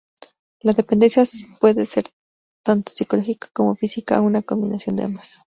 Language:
Spanish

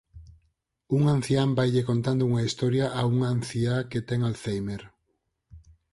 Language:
Galician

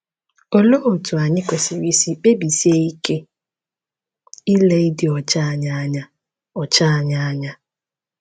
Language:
Igbo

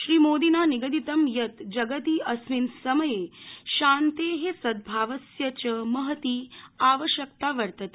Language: Sanskrit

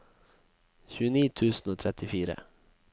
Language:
Norwegian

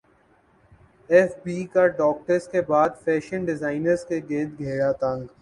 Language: Urdu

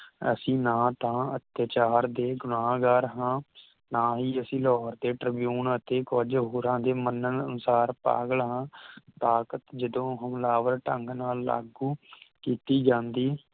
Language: Punjabi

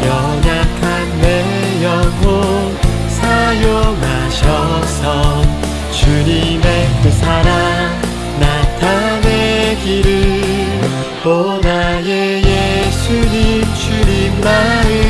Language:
Korean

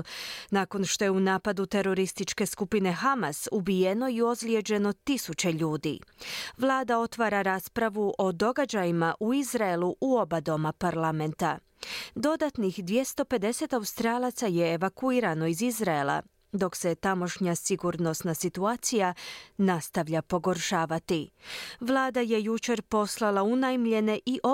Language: Croatian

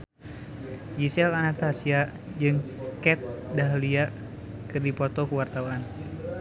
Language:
Sundanese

